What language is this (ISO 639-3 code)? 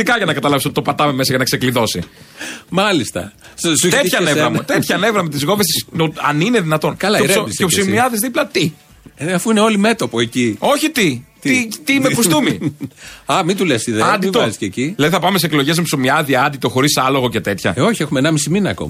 ell